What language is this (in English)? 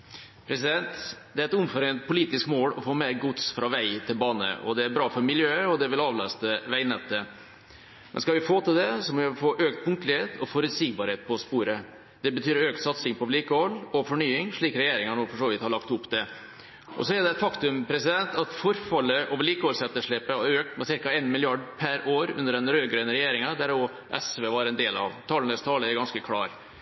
Norwegian Bokmål